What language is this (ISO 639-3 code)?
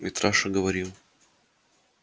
rus